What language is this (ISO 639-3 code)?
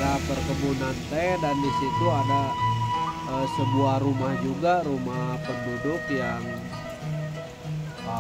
ind